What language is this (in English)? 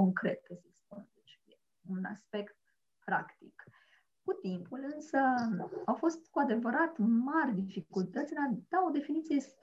Romanian